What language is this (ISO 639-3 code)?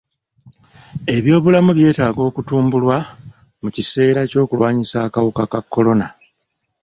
lug